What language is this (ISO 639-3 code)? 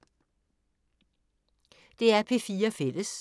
dan